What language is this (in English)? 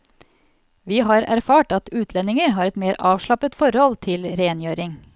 Norwegian